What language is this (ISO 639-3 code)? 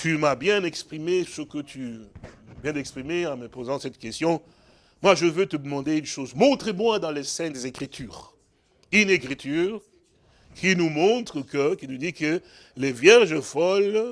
fra